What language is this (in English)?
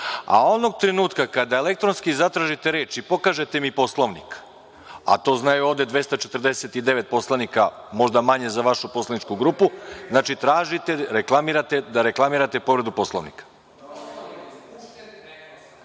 Serbian